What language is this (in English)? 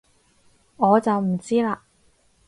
Cantonese